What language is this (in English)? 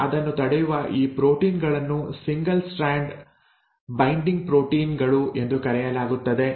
Kannada